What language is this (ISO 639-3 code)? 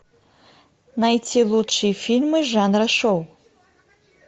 rus